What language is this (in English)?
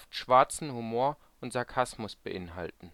German